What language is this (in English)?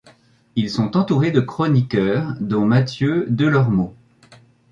French